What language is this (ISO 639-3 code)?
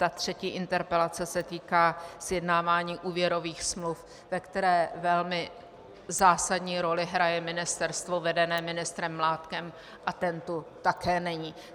ces